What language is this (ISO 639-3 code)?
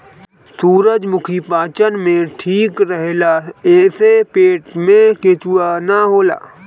bho